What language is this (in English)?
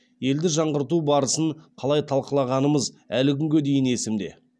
Kazakh